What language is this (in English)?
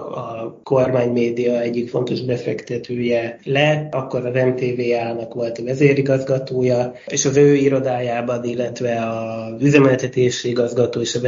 Hungarian